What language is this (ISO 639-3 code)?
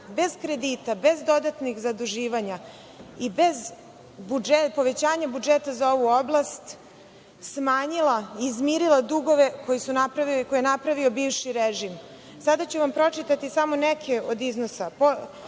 srp